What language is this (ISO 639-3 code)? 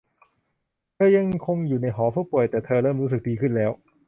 tha